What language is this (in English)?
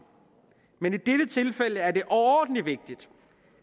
Danish